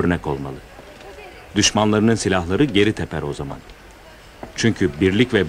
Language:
Turkish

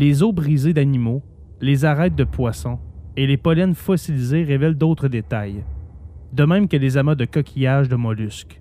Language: French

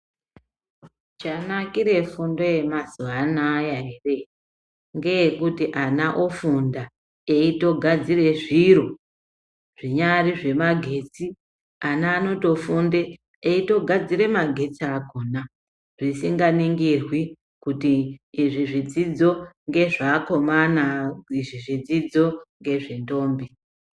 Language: Ndau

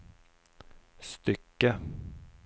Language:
Swedish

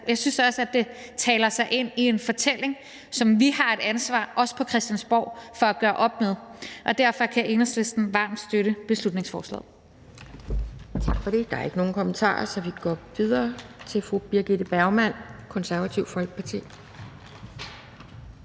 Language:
Danish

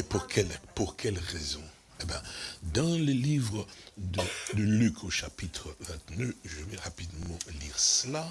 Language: French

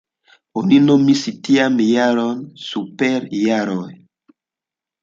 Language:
Esperanto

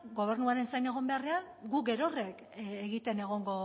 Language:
Basque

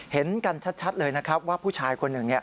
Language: Thai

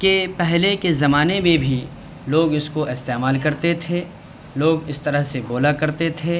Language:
Urdu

